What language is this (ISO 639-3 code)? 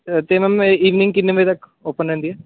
pan